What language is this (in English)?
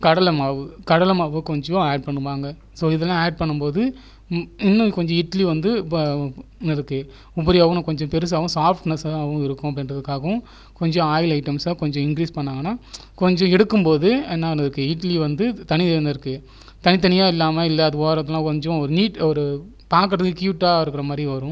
Tamil